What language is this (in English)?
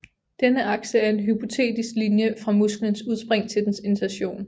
Danish